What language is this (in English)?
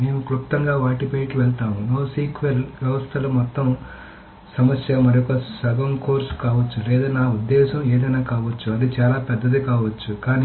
Telugu